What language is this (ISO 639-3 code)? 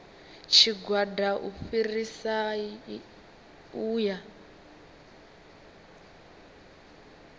ven